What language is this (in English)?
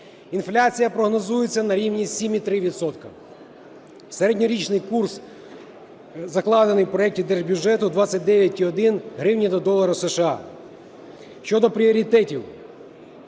Ukrainian